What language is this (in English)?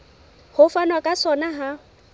Southern Sotho